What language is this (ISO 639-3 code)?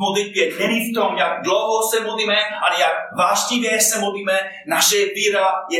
ces